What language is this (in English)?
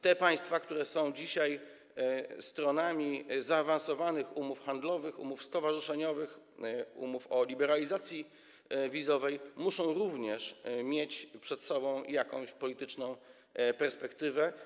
Polish